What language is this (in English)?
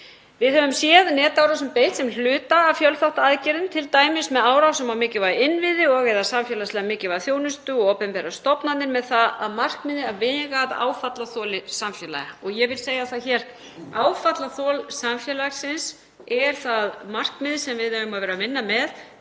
Icelandic